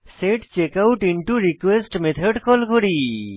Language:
Bangla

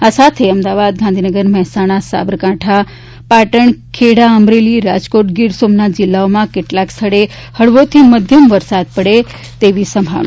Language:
Gujarati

